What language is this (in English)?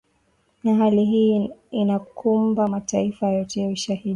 Swahili